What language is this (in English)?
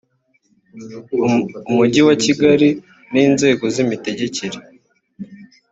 Kinyarwanda